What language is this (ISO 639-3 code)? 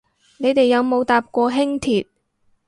yue